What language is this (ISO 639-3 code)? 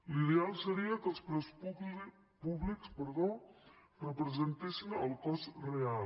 cat